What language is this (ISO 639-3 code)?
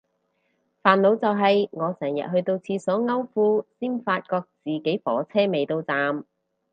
yue